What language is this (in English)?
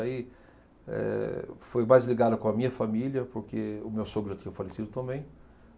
Portuguese